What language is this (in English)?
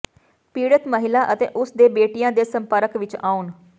Punjabi